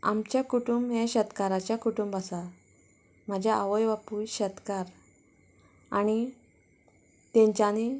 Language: Konkani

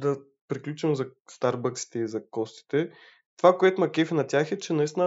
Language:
Bulgarian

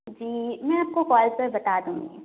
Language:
Urdu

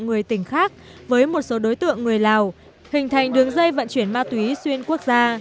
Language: Vietnamese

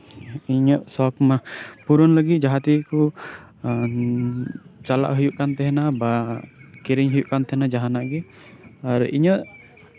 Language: Santali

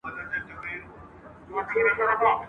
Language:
Pashto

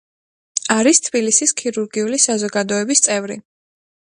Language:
Georgian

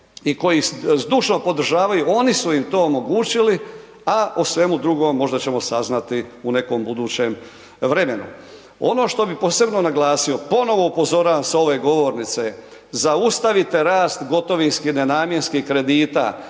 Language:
Croatian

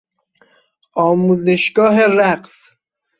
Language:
Persian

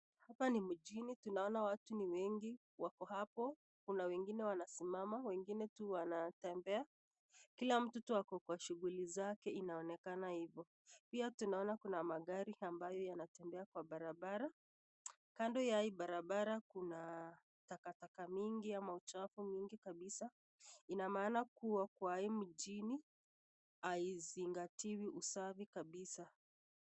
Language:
Swahili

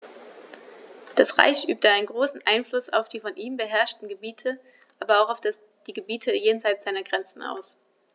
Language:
German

